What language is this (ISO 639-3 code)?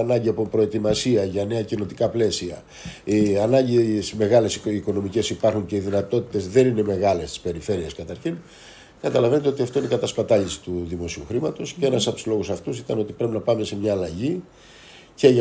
ell